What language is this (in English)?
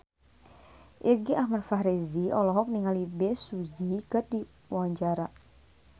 Sundanese